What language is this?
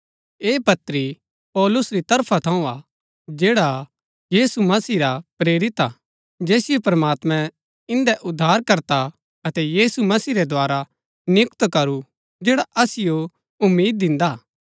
Gaddi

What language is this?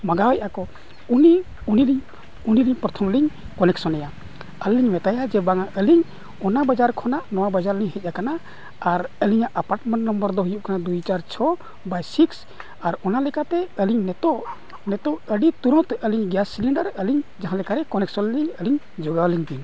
Santali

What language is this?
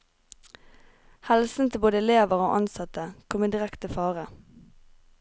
Norwegian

